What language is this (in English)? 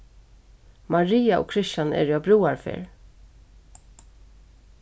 Faroese